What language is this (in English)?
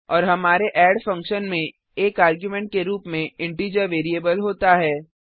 Hindi